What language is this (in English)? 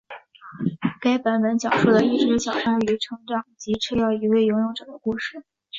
Chinese